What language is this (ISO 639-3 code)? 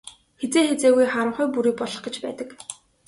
mon